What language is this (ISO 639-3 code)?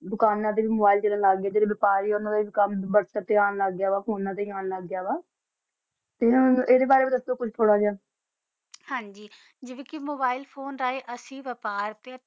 pan